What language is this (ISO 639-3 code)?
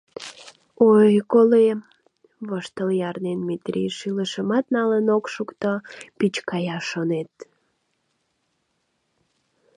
chm